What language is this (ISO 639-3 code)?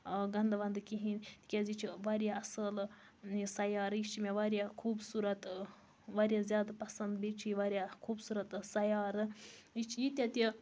kas